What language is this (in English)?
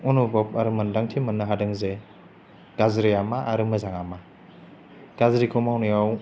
Bodo